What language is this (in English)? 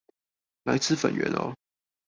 Chinese